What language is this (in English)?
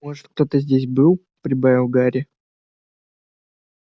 Russian